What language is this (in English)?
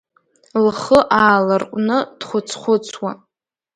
Abkhazian